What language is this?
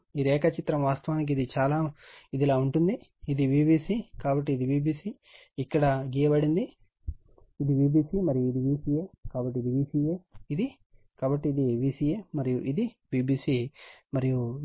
Telugu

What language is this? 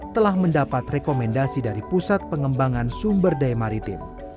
Indonesian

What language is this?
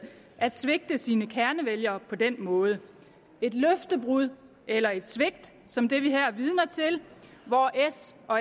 Danish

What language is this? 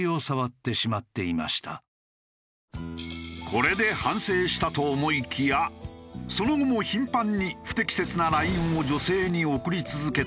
Japanese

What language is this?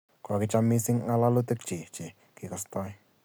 Kalenjin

